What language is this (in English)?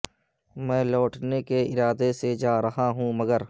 Urdu